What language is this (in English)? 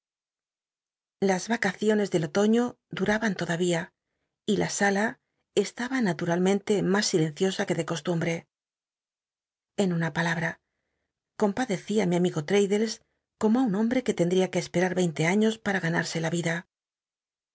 Spanish